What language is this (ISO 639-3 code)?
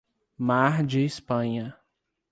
por